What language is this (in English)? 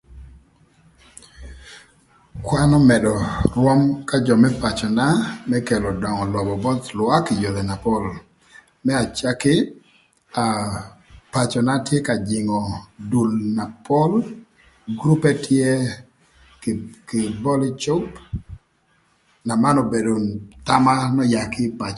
Thur